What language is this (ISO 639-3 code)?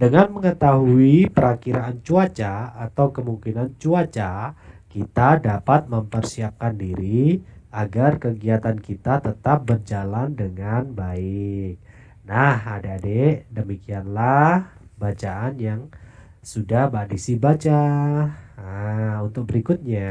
ind